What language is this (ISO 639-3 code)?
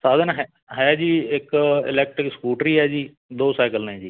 pan